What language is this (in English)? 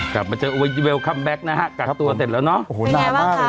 Thai